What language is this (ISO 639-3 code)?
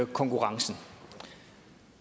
dan